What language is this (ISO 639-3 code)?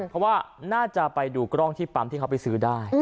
tha